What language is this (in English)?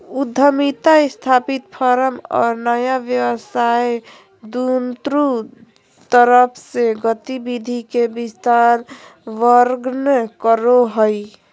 Magahi